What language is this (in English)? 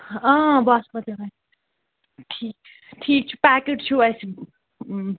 Kashmiri